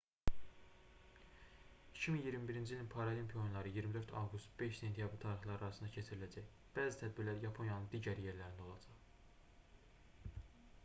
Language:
Azerbaijani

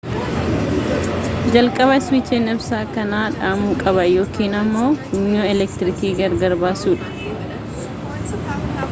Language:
Oromo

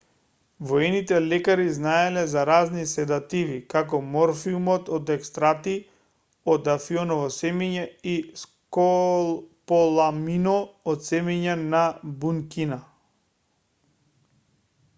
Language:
Macedonian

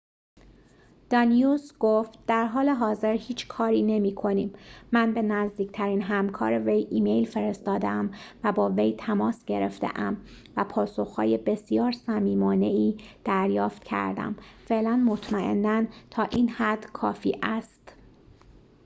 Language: Persian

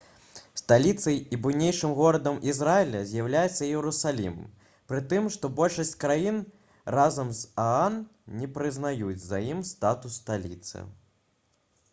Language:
Belarusian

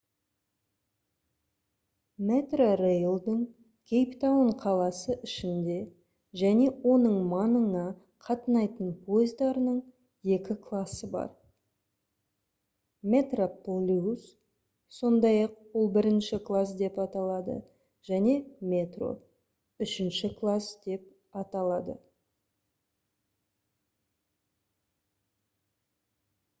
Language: Kazakh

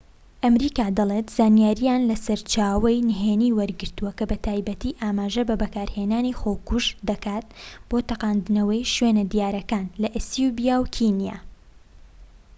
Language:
Central Kurdish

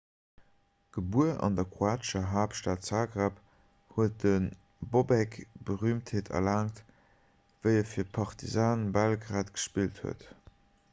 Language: Luxembourgish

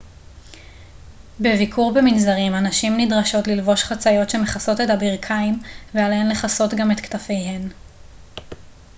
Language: Hebrew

